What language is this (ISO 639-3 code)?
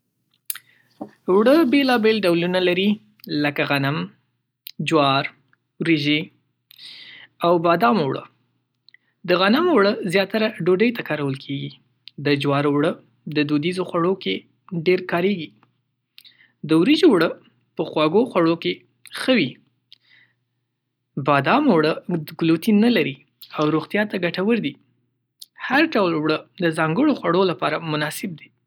pus